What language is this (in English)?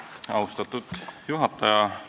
Estonian